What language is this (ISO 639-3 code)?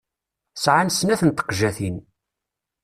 kab